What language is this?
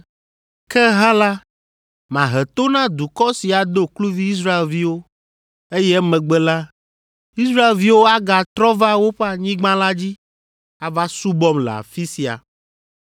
Ewe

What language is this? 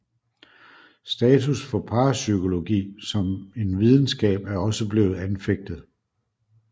Danish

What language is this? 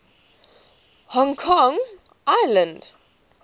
English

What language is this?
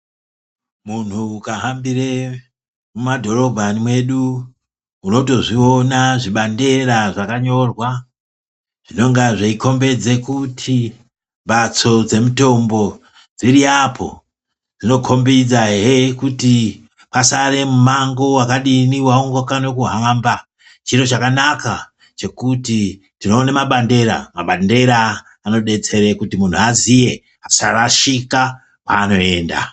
Ndau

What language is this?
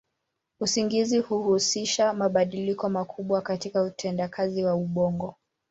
Swahili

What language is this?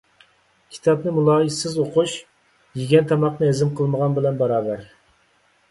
Uyghur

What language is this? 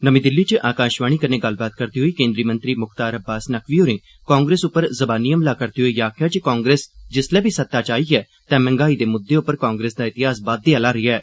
Dogri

